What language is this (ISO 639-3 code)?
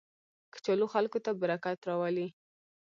pus